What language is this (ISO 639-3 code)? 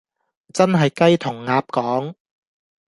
yue